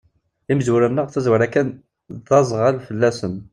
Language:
Kabyle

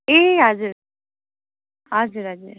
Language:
Nepali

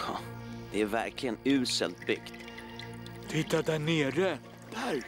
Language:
Swedish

